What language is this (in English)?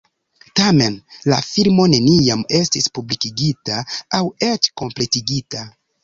Esperanto